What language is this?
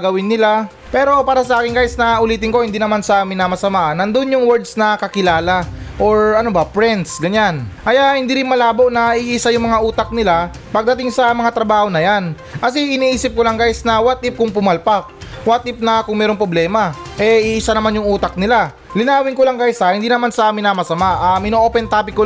Filipino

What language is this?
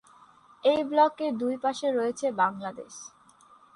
Bangla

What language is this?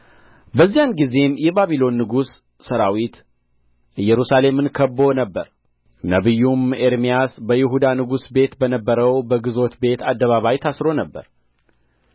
Amharic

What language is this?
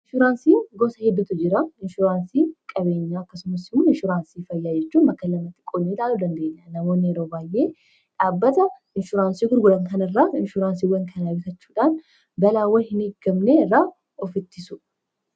Oromo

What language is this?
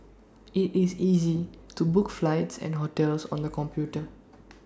English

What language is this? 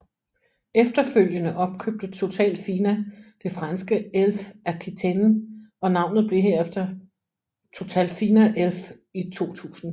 Danish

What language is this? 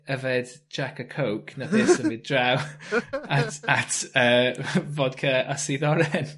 Welsh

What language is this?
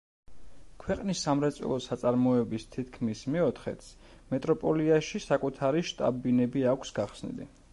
Georgian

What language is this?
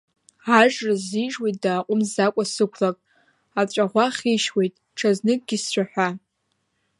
Abkhazian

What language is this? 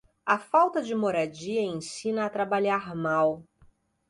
Portuguese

